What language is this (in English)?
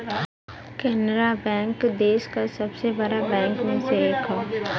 Bhojpuri